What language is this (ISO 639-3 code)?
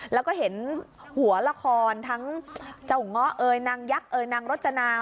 tha